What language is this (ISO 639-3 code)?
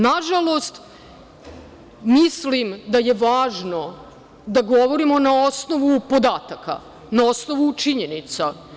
srp